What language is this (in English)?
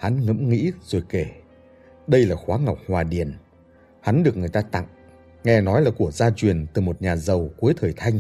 Vietnamese